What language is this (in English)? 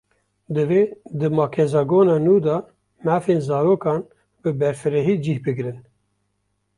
Kurdish